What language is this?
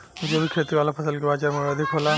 Bhojpuri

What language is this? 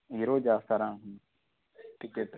Telugu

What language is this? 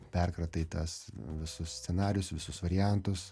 Lithuanian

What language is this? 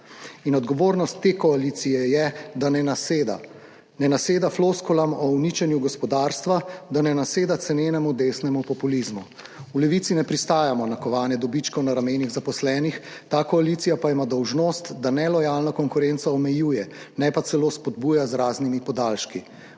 Slovenian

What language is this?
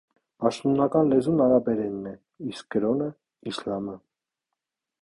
Armenian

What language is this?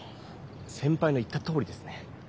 Japanese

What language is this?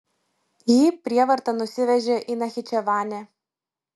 Lithuanian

